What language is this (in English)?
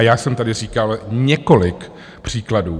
Czech